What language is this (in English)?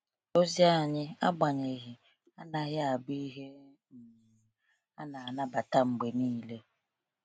Igbo